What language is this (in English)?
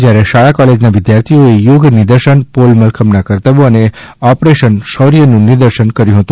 Gujarati